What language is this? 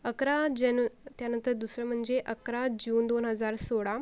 Marathi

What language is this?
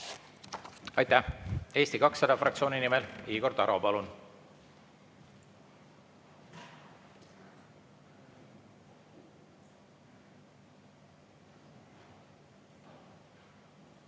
Estonian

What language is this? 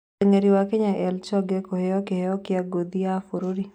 Kikuyu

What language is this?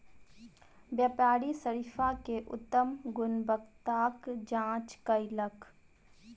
Maithili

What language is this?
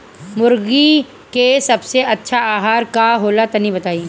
Bhojpuri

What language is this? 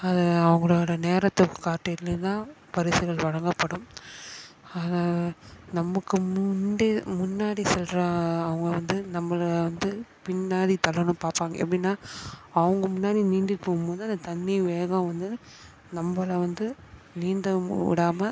Tamil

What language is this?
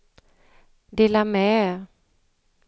Swedish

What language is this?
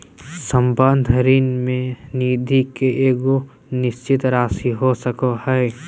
Magahi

